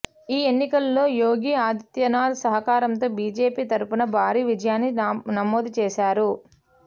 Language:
Telugu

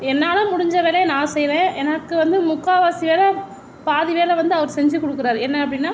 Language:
Tamil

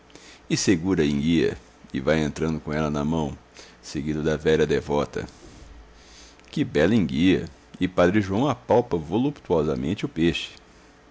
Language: Portuguese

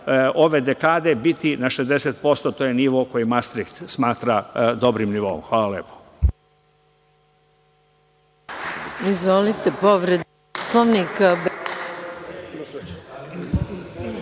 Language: Serbian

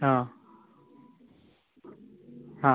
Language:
Malayalam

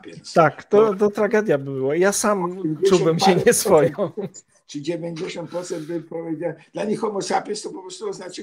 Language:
Polish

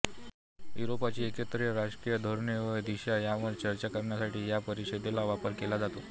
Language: Marathi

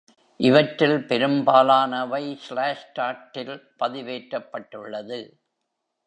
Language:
Tamil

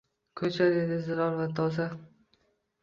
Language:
Uzbek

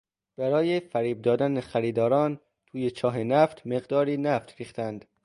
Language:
Persian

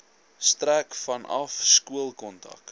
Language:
Afrikaans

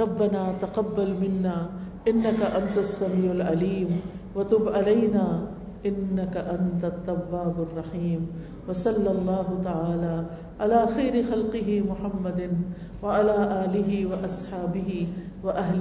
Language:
Urdu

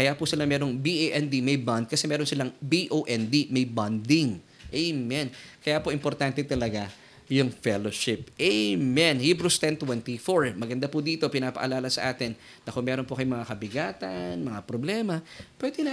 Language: Filipino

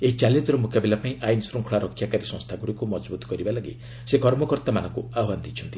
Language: Odia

